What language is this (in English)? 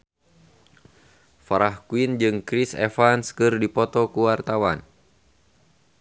Sundanese